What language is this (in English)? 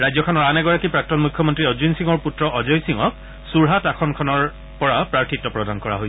Assamese